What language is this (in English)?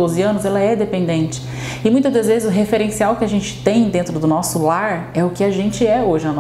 Portuguese